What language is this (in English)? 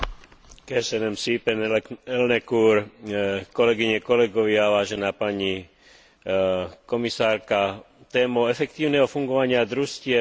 Slovak